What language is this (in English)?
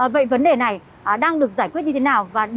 Vietnamese